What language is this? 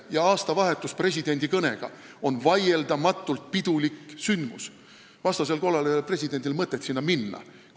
Estonian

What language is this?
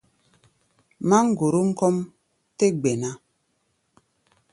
Gbaya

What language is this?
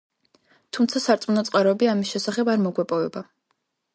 Georgian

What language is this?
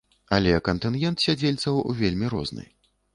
Belarusian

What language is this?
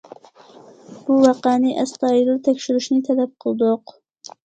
Uyghur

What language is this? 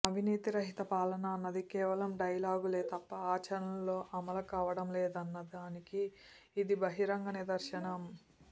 Telugu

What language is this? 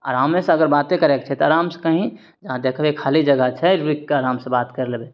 Maithili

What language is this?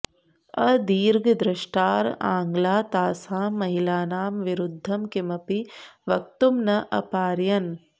Sanskrit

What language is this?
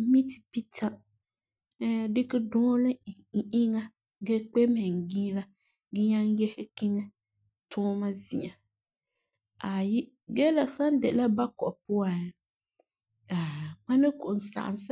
Frafra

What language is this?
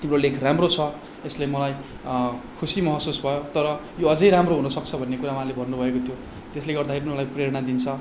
Nepali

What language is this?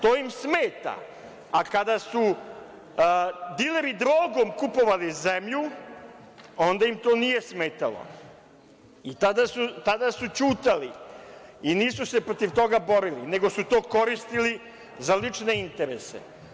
Serbian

